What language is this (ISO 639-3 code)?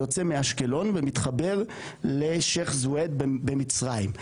heb